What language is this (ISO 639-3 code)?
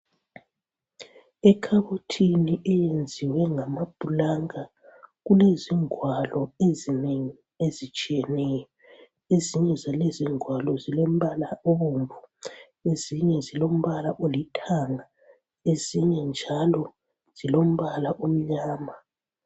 nde